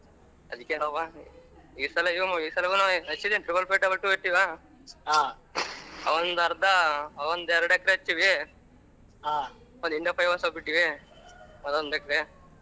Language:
Kannada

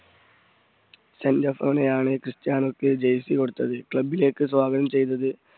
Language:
Malayalam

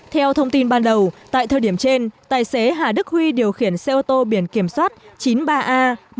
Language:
Vietnamese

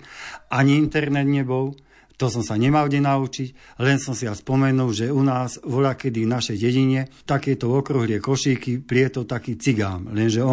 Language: Slovak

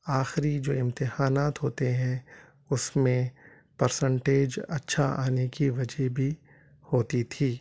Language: Urdu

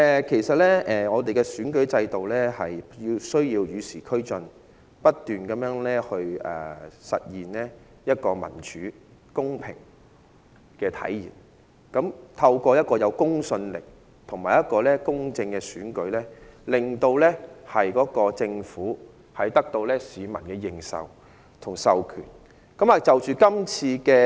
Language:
Cantonese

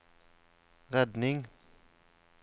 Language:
Norwegian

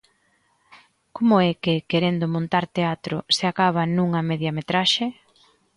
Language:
Galician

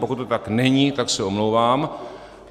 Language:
Czech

